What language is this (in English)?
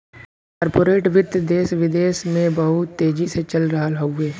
Bhojpuri